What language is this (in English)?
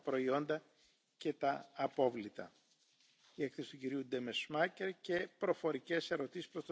Dutch